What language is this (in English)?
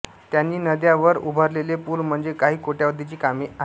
Marathi